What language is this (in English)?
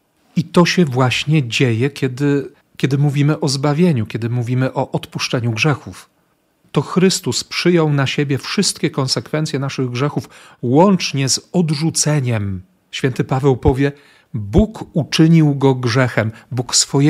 Polish